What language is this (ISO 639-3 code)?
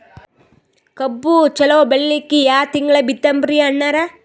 kan